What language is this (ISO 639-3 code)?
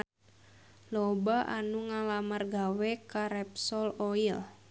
sun